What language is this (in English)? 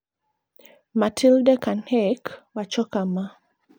Luo (Kenya and Tanzania)